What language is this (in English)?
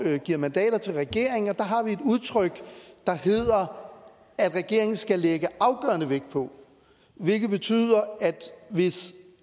Danish